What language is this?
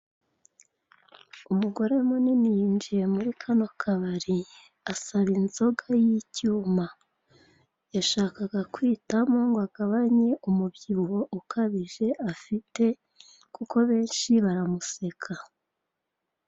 Kinyarwanda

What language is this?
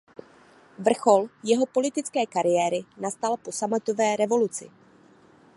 Czech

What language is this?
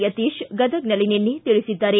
Kannada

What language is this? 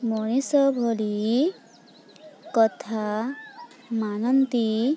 Odia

